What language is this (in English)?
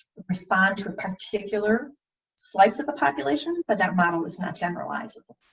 English